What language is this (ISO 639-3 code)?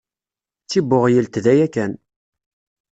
kab